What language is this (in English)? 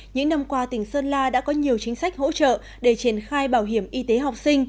Vietnamese